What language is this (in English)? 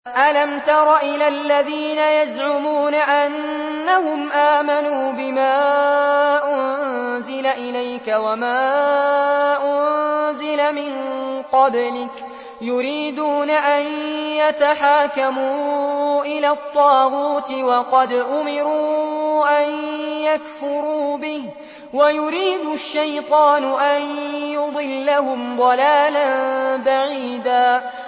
Arabic